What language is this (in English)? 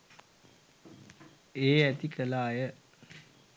Sinhala